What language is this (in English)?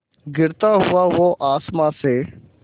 Hindi